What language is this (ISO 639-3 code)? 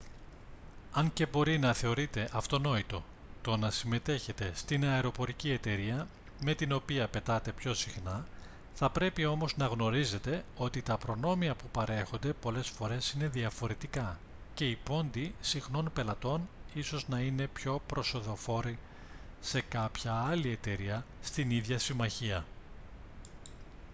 ell